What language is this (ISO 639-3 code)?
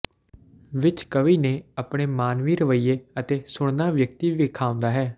pan